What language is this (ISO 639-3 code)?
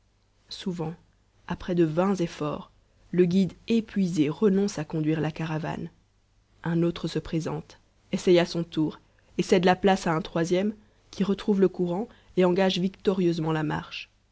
fra